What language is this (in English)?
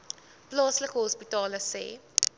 Afrikaans